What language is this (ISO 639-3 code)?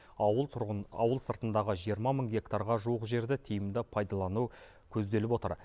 kaz